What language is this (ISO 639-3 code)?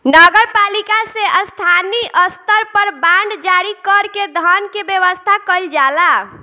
bho